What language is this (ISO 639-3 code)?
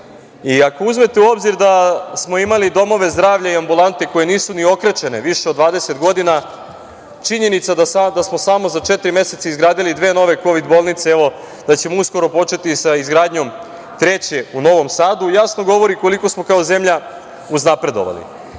srp